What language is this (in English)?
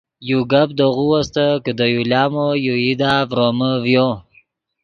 Yidgha